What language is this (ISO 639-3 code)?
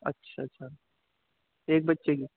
urd